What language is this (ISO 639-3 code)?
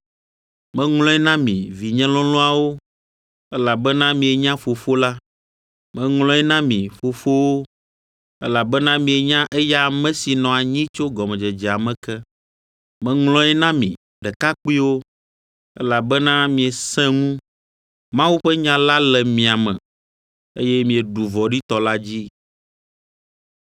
ewe